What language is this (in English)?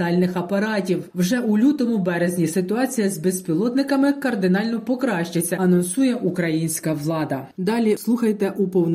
Ukrainian